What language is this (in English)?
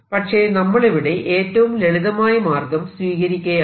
Malayalam